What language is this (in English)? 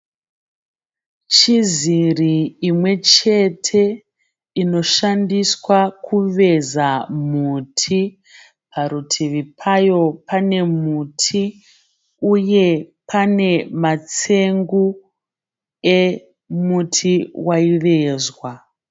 Shona